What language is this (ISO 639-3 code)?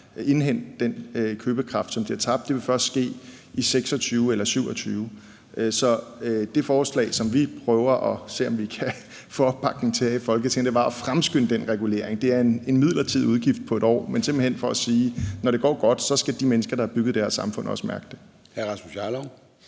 dan